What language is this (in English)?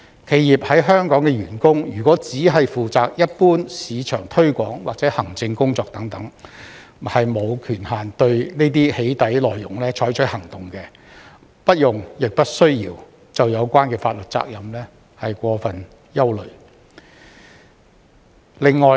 Cantonese